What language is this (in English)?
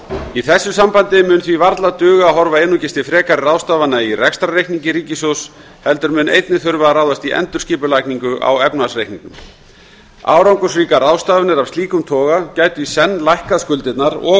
Icelandic